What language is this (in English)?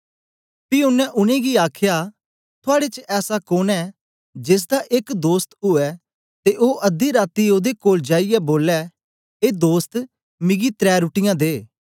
Dogri